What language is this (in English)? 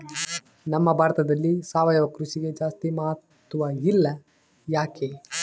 Kannada